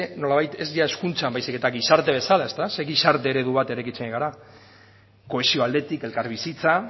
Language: Basque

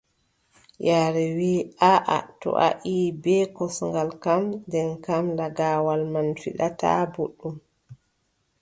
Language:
Adamawa Fulfulde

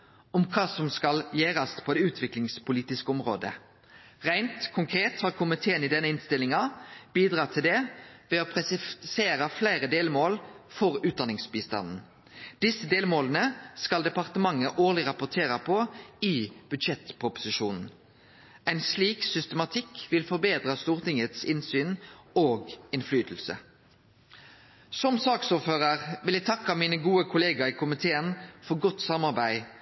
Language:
Norwegian Nynorsk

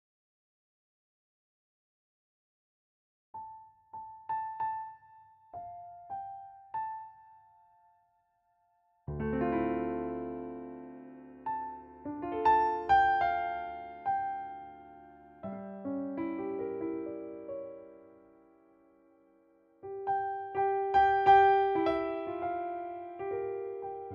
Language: Turkish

